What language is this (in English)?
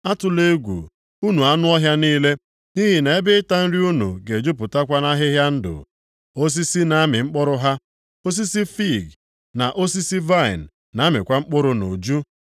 Igbo